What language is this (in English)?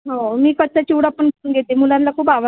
Marathi